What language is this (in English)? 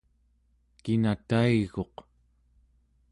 Central Yupik